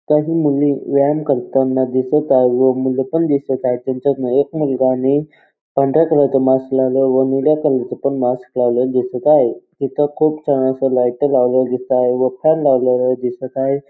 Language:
Marathi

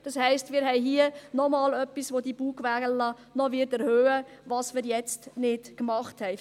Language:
Swiss German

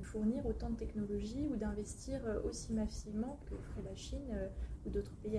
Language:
French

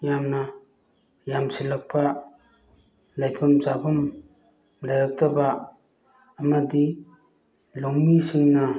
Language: Manipuri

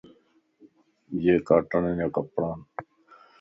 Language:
Lasi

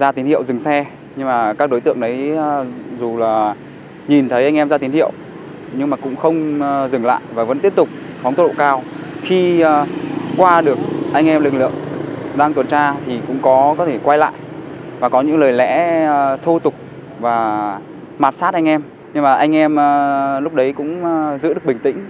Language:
Vietnamese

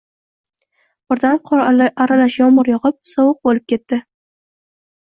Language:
Uzbek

